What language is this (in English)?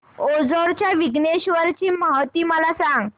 Marathi